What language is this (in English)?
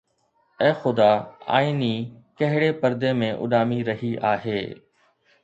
Sindhi